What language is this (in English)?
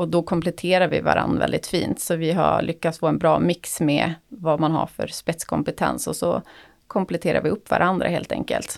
Swedish